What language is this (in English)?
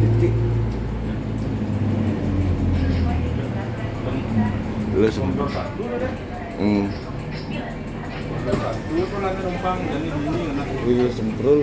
Indonesian